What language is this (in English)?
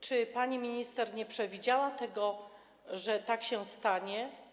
Polish